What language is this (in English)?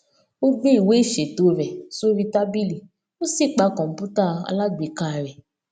Yoruba